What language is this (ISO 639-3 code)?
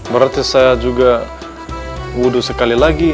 ind